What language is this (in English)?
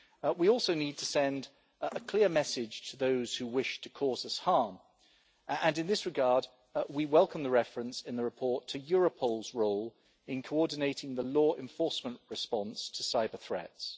English